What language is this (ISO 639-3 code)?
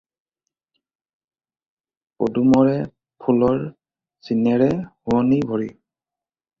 asm